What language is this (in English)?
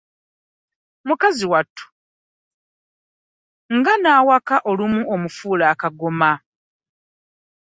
Ganda